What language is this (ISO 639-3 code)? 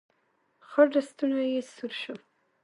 pus